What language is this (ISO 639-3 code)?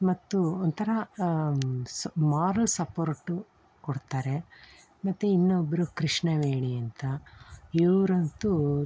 kan